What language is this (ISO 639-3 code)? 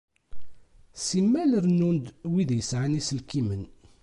kab